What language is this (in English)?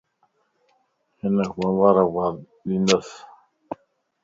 Lasi